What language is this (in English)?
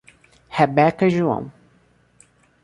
Portuguese